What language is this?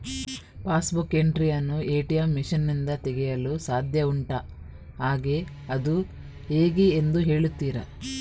Kannada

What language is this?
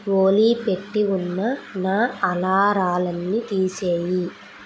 Telugu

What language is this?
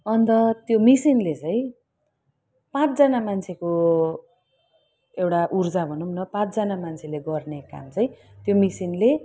Nepali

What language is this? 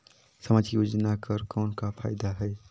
Chhattisgarhi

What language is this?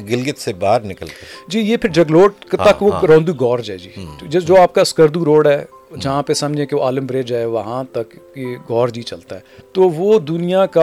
Urdu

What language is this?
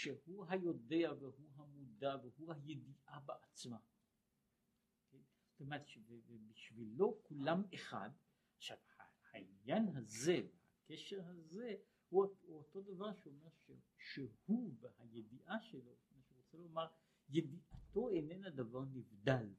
Hebrew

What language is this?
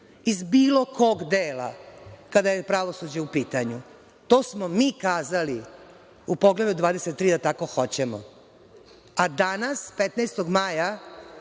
Serbian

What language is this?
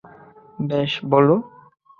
Bangla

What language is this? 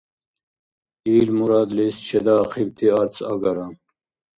Dargwa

